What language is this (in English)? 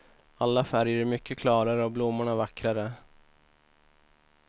Swedish